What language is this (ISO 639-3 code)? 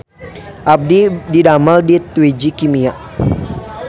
sun